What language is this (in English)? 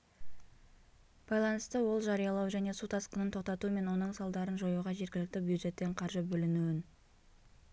Kazakh